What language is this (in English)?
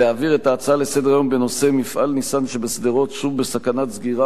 Hebrew